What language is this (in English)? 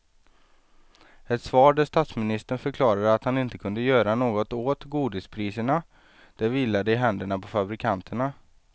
Swedish